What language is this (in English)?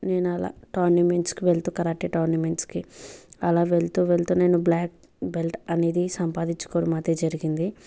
Telugu